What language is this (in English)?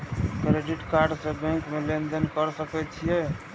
Maithili